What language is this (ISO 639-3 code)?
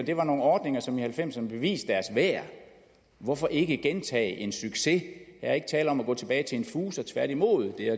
dan